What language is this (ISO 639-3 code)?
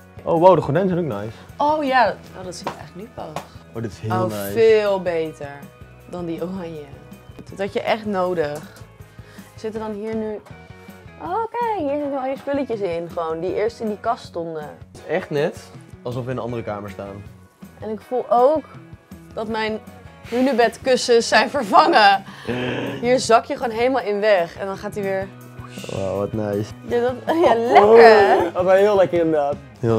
nld